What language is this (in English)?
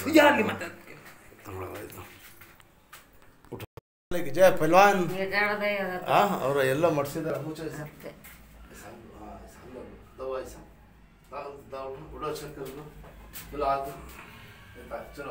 Arabic